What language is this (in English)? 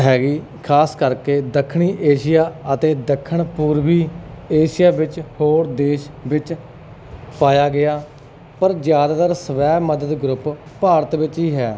Punjabi